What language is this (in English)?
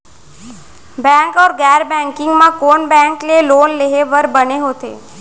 Chhattisgarhi